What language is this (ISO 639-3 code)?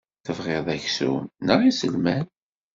kab